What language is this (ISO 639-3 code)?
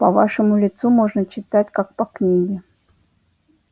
rus